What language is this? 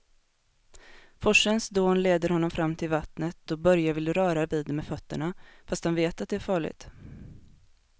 Swedish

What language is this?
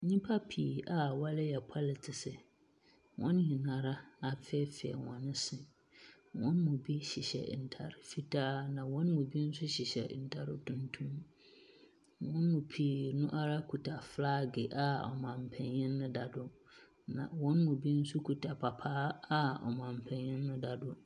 Akan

